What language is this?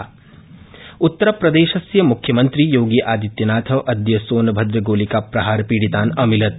Sanskrit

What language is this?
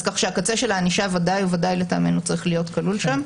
Hebrew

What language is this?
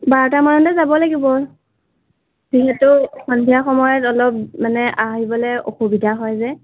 Assamese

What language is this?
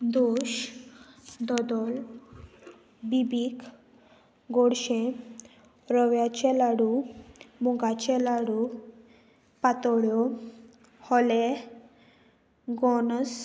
Konkani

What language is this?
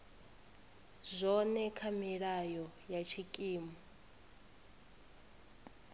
Venda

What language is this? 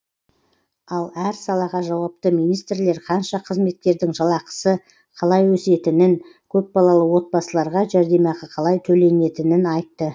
Kazakh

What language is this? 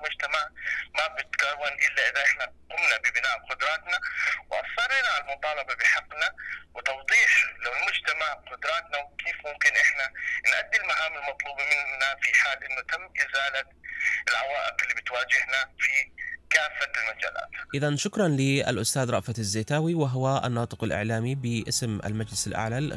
Arabic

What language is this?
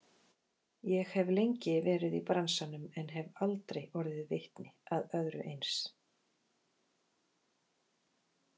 Icelandic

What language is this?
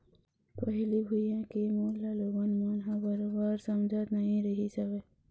Chhattisgarhi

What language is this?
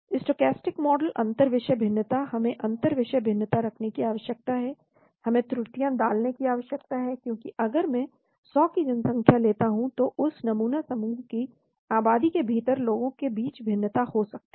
Hindi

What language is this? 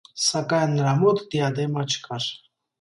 Armenian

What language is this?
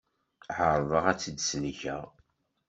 Kabyle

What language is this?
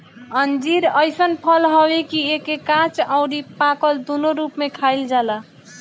Bhojpuri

